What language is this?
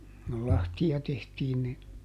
Finnish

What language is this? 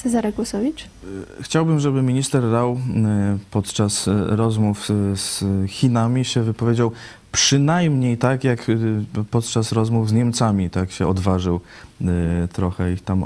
Polish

